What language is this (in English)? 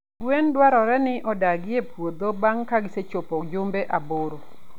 Luo (Kenya and Tanzania)